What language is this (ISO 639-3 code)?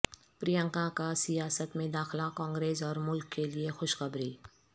urd